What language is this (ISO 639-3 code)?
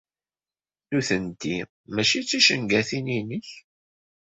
kab